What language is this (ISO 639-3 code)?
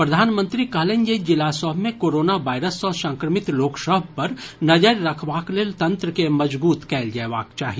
mai